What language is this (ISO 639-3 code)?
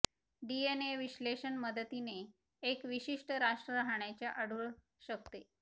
mar